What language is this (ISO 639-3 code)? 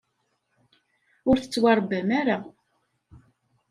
kab